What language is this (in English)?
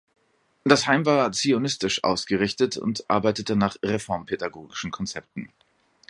German